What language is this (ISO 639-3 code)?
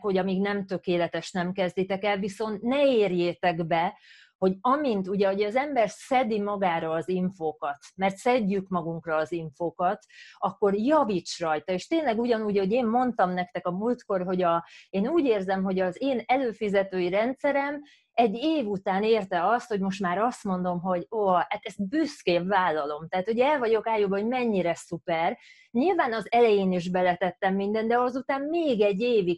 hun